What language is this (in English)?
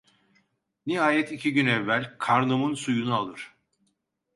Turkish